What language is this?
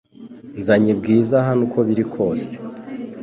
Kinyarwanda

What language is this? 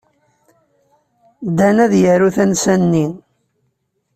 Kabyle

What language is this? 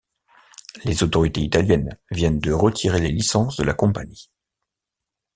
French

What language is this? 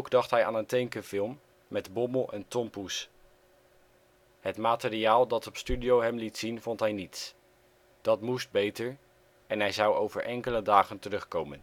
Dutch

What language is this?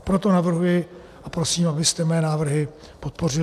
Czech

